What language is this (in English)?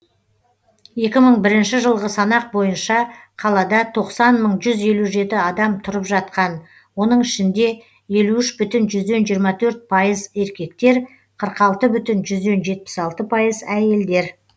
Kazakh